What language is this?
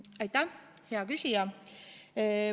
Estonian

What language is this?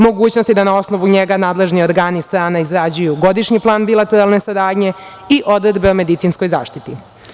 Serbian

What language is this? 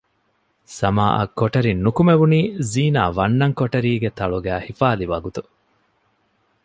Divehi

